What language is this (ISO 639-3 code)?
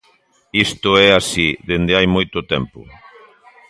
glg